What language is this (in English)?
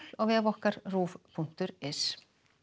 Icelandic